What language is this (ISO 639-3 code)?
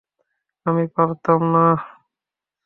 ben